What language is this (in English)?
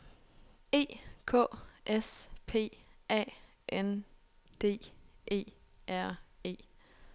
Danish